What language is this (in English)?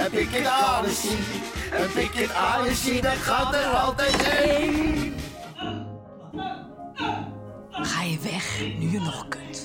Dutch